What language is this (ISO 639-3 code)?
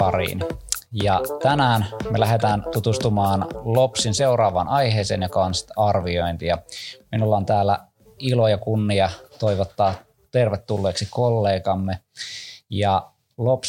fin